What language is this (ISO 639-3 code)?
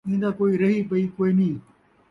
skr